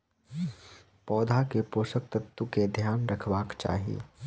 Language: Maithili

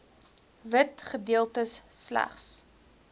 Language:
Afrikaans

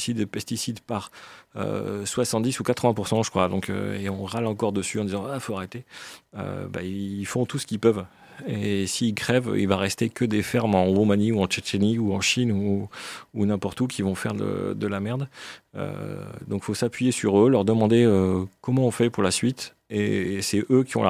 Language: French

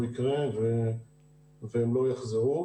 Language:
Hebrew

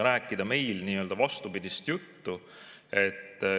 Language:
Estonian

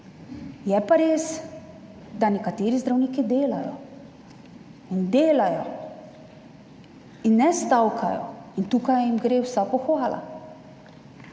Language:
Slovenian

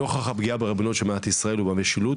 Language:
Hebrew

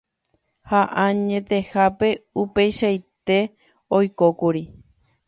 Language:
Guarani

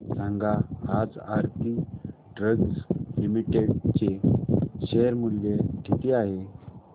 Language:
Marathi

